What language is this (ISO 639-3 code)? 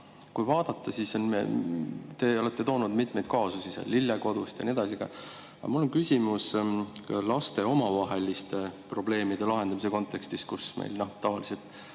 est